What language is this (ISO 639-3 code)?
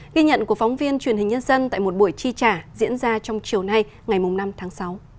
vie